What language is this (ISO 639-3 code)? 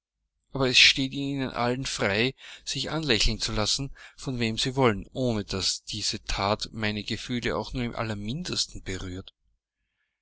deu